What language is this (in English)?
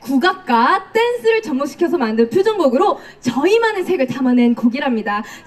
Korean